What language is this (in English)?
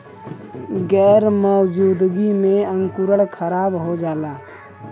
Bhojpuri